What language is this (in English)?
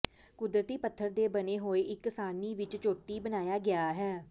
Punjabi